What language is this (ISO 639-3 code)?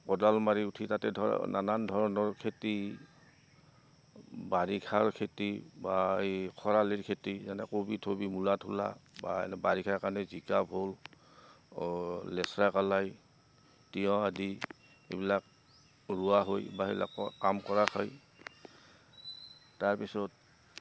asm